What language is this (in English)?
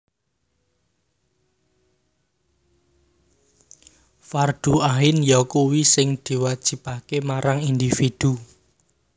Javanese